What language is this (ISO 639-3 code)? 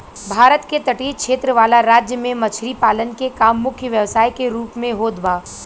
bho